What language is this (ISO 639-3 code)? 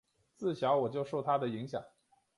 zho